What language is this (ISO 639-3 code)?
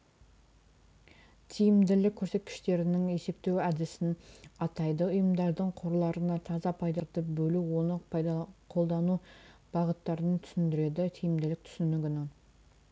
kaz